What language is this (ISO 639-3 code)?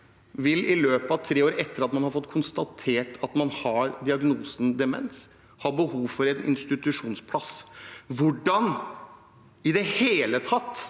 nor